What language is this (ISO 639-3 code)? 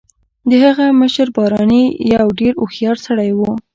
pus